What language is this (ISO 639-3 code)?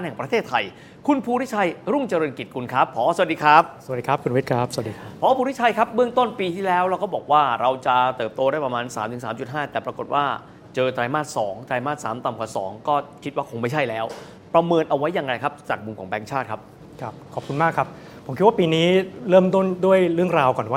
tha